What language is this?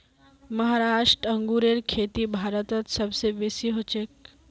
Magahi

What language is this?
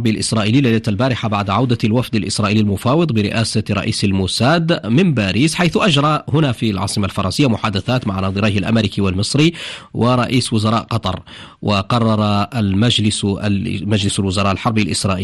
Arabic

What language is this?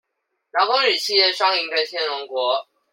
Chinese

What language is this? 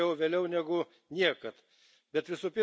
Lithuanian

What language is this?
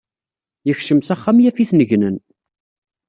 Kabyle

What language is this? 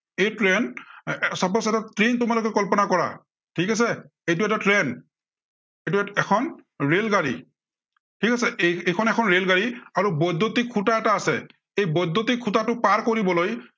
Assamese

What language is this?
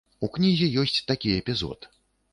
Belarusian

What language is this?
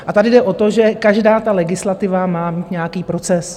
Czech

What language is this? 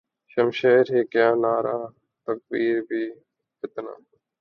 Urdu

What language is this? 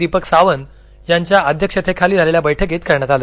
Marathi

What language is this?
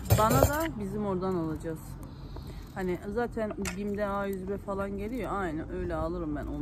Turkish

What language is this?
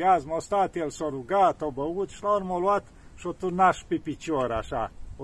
Romanian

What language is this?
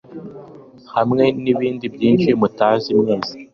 Kinyarwanda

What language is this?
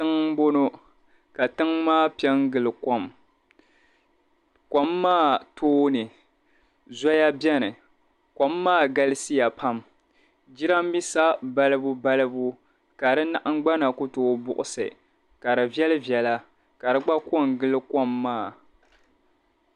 Dagbani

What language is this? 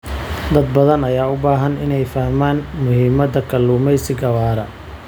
Somali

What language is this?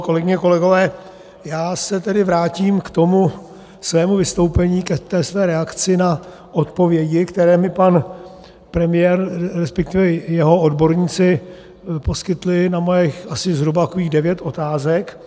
Czech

